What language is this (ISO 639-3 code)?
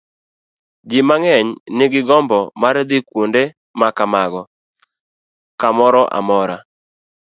luo